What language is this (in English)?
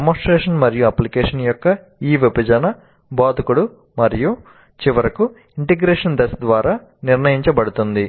Telugu